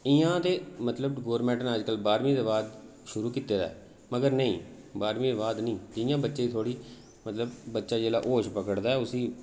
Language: Dogri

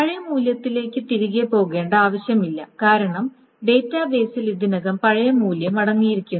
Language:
Malayalam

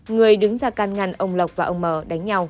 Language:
Vietnamese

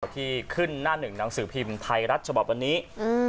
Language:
Thai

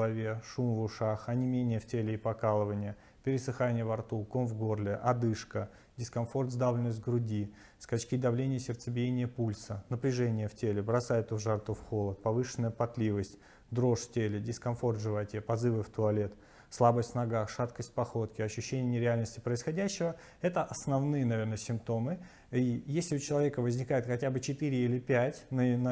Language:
Russian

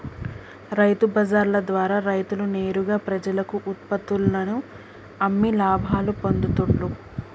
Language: Telugu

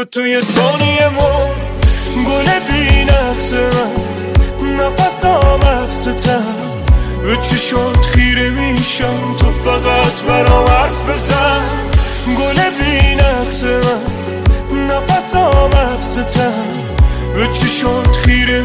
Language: Persian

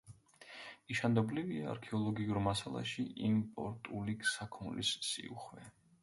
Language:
Georgian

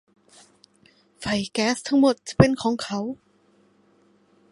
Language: Thai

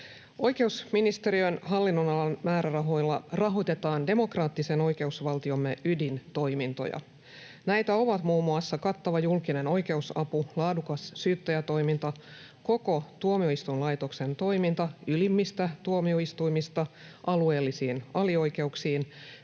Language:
Finnish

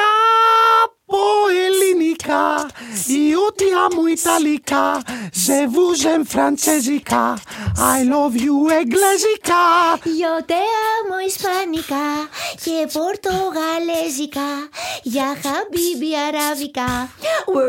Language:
Greek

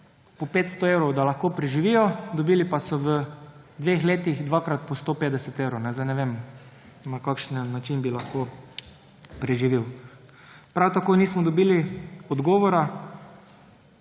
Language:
Slovenian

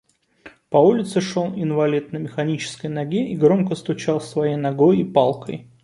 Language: Russian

